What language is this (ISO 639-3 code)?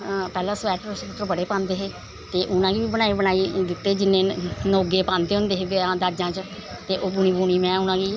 doi